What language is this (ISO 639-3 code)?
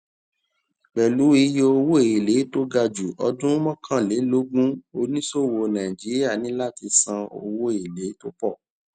yor